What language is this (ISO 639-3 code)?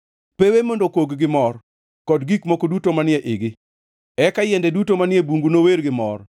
luo